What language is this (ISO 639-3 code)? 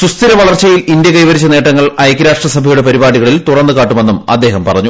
mal